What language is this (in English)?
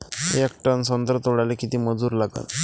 Marathi